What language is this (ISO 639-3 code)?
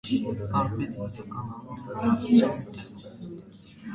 hye